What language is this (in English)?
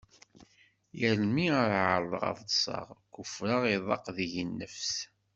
Kabyle